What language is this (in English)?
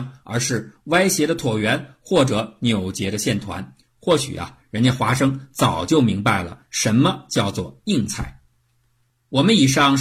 Chinese